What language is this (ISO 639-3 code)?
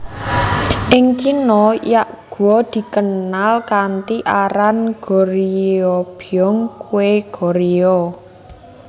jav